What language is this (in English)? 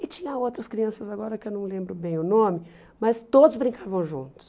Portuguese